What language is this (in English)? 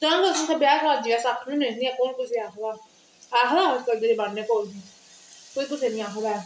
Dogri